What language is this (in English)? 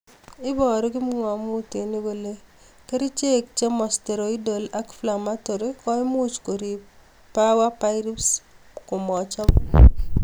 Kalenjin